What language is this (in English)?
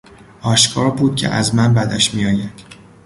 Persian